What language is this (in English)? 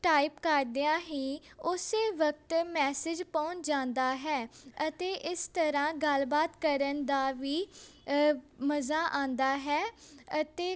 Punjabi